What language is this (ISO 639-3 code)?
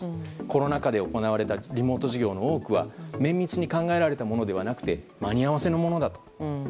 jpn